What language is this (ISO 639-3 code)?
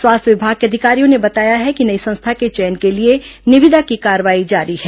hin